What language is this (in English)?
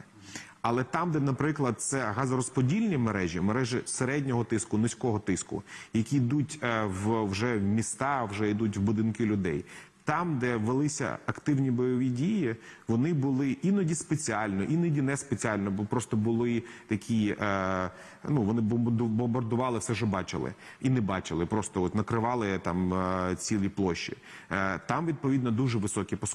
Ukrainian